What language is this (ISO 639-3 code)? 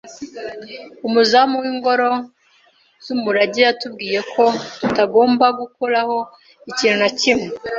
kin